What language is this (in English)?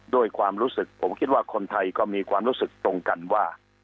Thai